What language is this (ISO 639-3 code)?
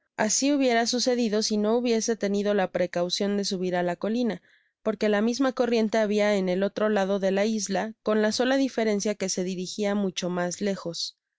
spa